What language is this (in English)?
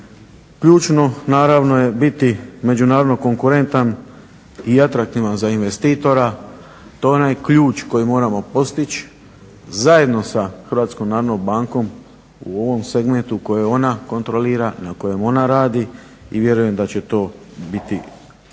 Croatian